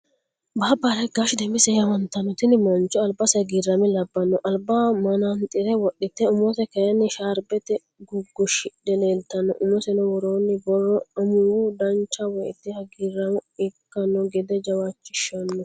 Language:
Sidamo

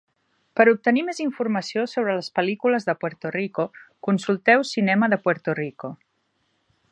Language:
Catalan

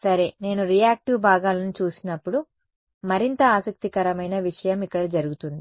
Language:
Telugu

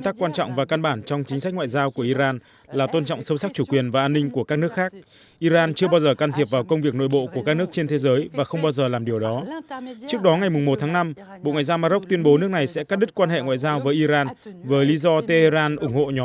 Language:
Vietnamese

